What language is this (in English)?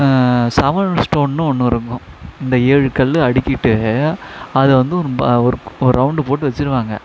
Tamil